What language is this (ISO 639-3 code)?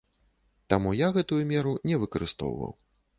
bel